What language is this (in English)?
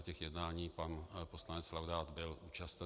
Czech